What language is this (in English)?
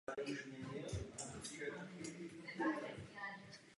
Czech